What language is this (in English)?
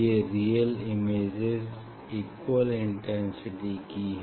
Hindi